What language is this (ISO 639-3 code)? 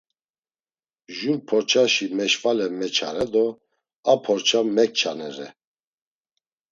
lzz